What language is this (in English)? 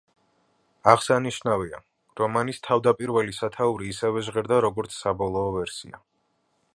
Georgian